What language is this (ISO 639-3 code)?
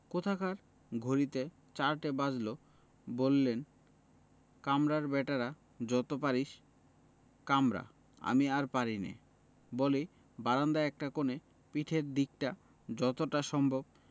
ben